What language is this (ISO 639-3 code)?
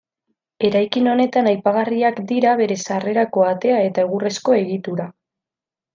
eus